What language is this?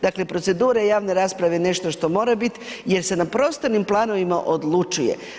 Croatian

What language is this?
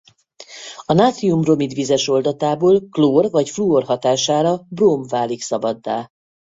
Hungarian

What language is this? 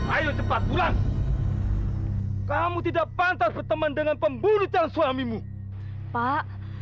Indonesian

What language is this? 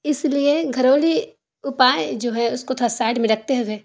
Urdu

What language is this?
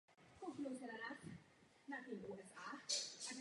Czech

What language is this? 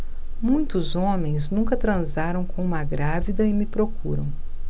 Portuguese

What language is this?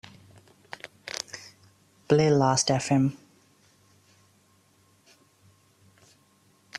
English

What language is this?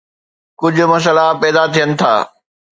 Sindhi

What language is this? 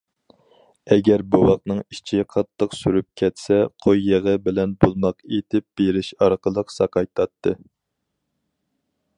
Uyghur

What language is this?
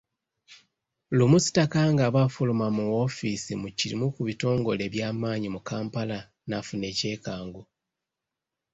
Ganda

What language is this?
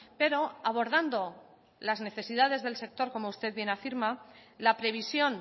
Spanish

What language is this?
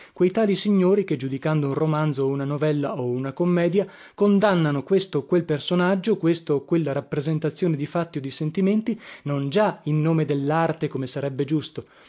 Italian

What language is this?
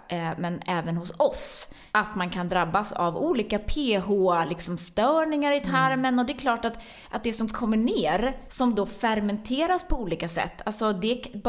Swedish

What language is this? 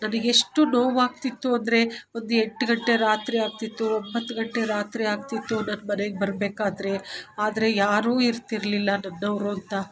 Kannada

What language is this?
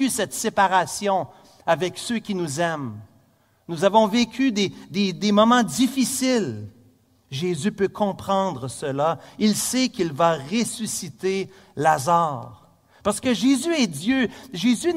French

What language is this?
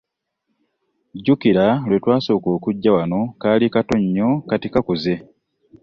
Ganda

